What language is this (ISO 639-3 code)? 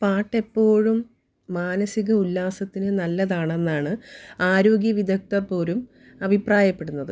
mal